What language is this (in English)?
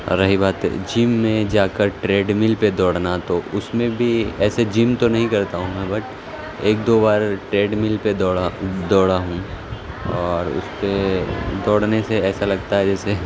Urdu